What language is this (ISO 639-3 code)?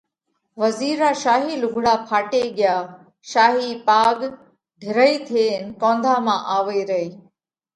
kvx